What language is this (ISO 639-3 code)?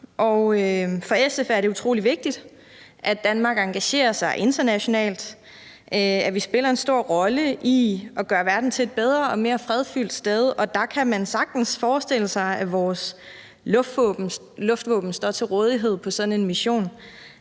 dan